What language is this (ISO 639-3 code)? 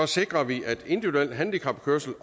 dan